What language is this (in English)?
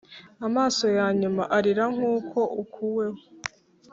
Kinyarwanda